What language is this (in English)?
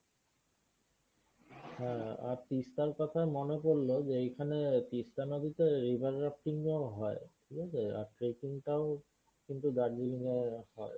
Bangla